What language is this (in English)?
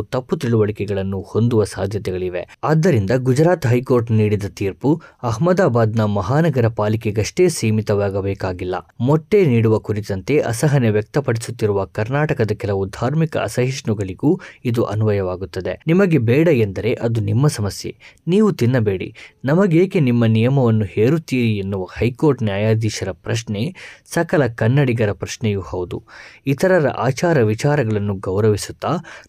Kannada